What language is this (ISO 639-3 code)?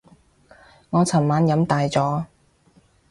yue